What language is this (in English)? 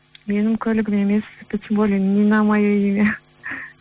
Kazakh